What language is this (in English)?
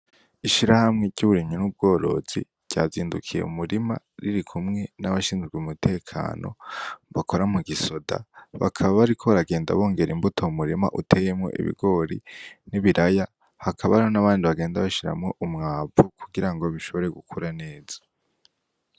Rundi